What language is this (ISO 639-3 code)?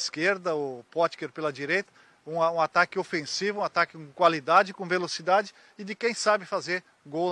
por